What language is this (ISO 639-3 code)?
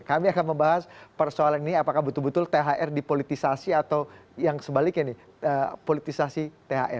ind